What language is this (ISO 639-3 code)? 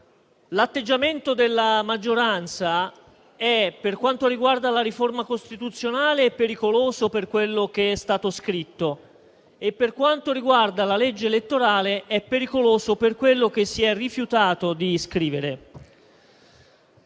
ita